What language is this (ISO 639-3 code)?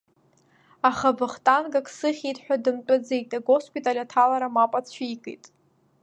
abk